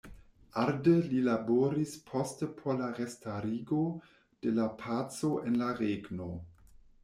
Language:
Esperanto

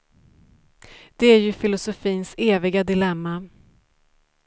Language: Swedish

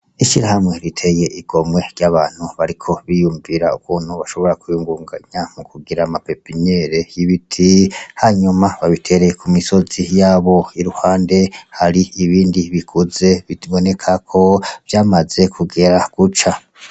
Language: Rundi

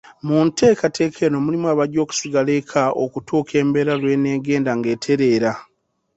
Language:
Ganda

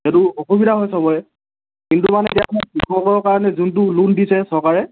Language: Assamese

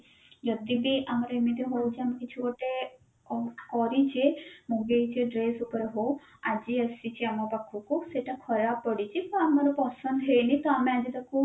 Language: Odia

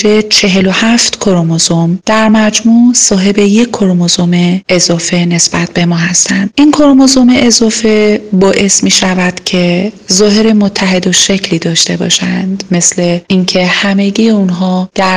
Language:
Persian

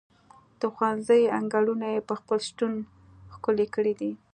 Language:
Pashto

